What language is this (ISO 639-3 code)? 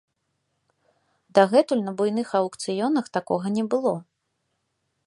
bel